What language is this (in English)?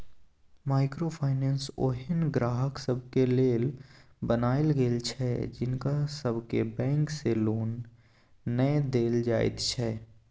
Maithili